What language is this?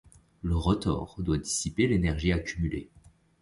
French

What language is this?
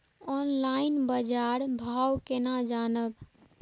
Maithili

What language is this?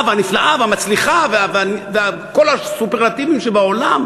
Hebrew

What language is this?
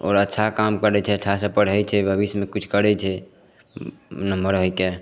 Maithili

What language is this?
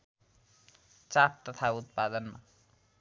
Nepali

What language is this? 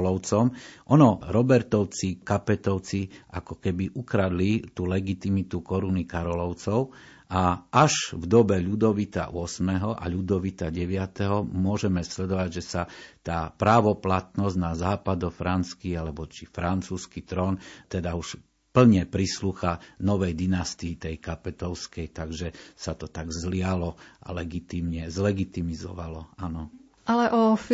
Slovak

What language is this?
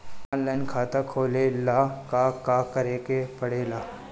Bhojpuri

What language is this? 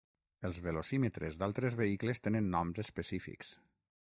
Catalan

